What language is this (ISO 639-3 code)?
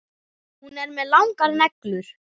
isl